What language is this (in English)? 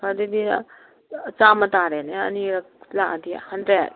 Manipuri